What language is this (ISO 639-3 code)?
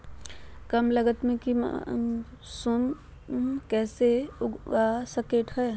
mag